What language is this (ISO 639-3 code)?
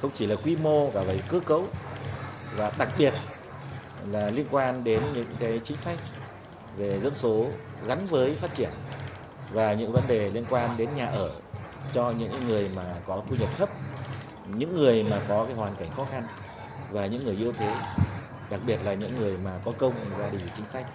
vie